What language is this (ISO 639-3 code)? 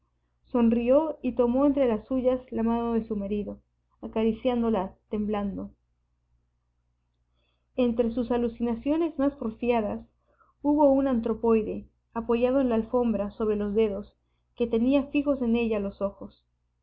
spa